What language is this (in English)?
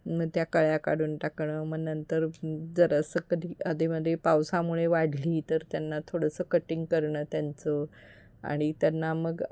Marathi